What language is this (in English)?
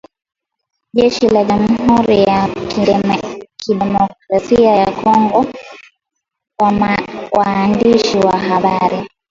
Swahili